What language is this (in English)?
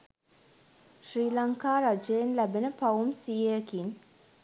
Sinhala